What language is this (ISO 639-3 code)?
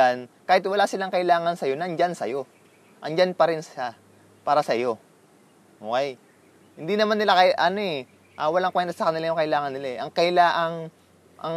fil